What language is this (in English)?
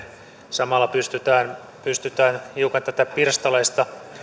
Finnish